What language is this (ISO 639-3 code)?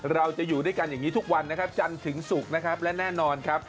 tha